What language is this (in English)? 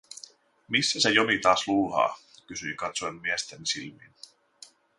Finnish